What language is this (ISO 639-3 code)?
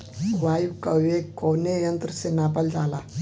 bho